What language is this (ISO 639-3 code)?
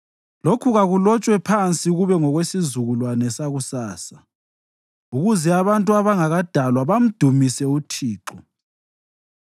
nde